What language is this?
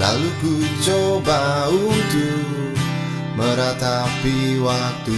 Indonesian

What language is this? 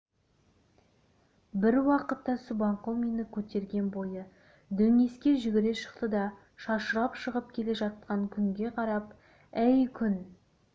Kazakh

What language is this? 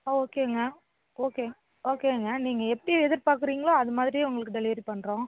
Tamil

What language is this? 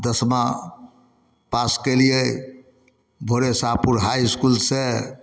Maithili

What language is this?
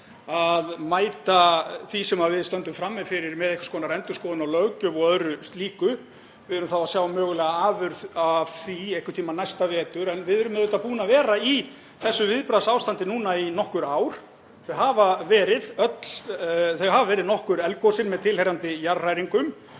Icelandic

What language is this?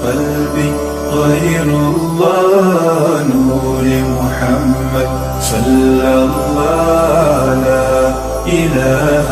Arabic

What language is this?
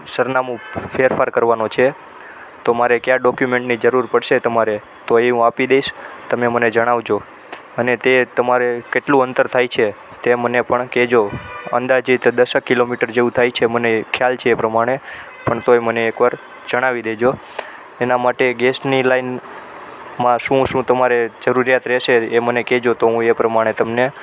Gujarati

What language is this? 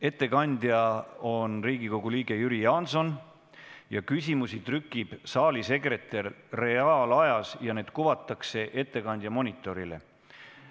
Estonian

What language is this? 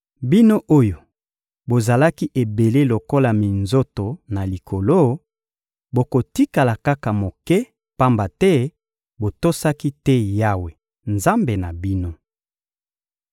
Lingala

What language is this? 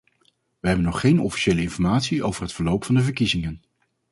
Dutch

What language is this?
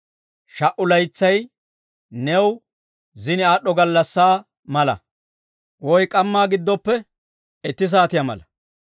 Dawro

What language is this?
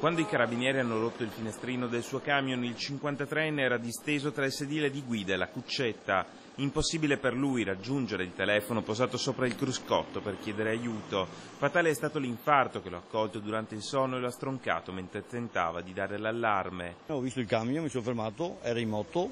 Italian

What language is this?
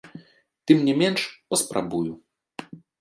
Belarusian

